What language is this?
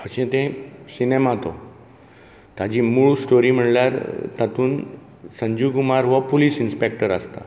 Konkani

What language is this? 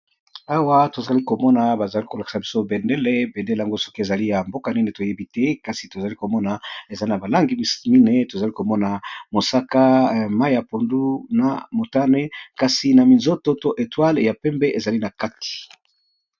Lingala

